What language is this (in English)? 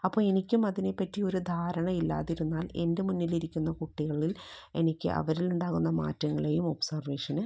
Malayalam